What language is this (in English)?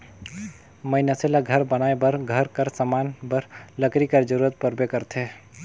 Chhattisgarhi